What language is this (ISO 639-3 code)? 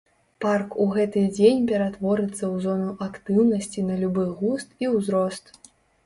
bel